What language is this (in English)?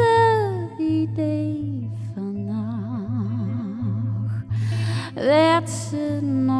Dutch